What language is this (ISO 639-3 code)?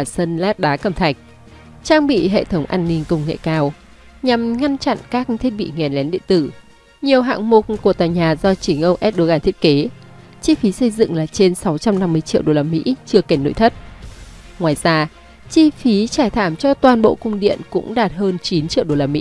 vie